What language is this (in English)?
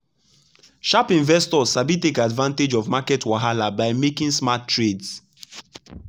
Nigerian Pidgin